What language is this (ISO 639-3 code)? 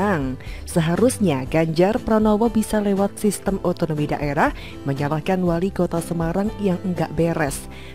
ind